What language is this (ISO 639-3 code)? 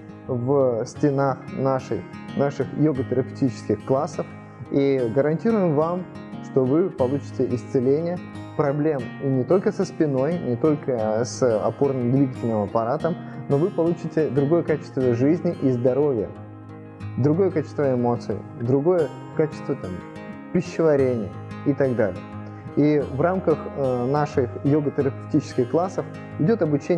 rus